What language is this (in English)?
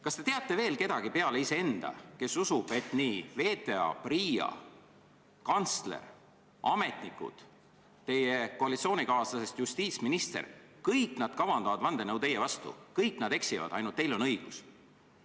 Estonian